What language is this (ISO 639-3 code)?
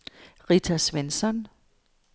dan